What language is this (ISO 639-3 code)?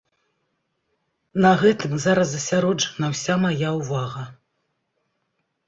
bel